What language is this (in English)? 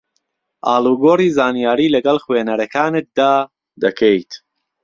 Central Kurdish